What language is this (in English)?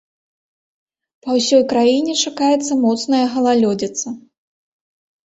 Belarusian